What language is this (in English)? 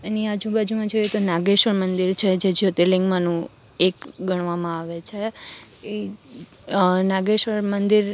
Gujarati